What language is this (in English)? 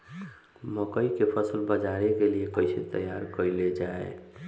Bhojpuri